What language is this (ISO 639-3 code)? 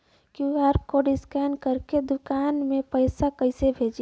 bho